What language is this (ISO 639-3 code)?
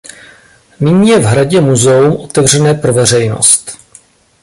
ces